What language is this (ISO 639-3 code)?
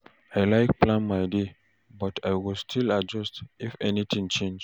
pcm